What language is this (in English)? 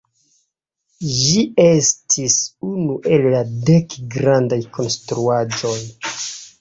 Esperanto